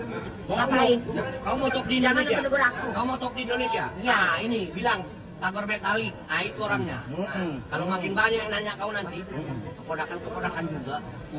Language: Indonesian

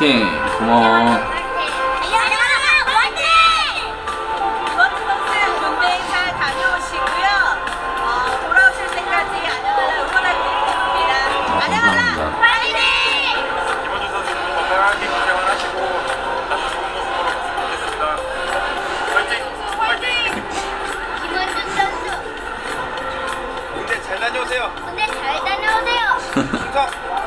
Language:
Korean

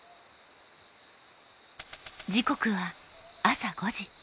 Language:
Japanese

